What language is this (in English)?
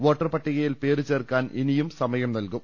Malayalam